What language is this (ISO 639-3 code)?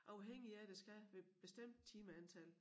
dan